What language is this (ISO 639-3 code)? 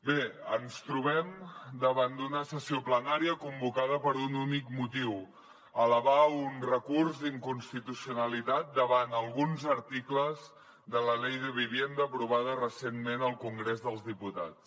cat